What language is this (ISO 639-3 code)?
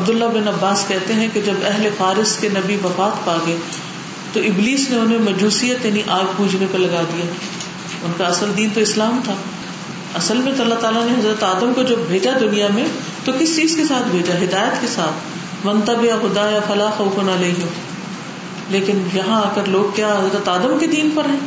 urd